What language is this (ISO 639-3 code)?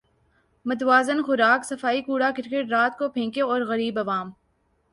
urd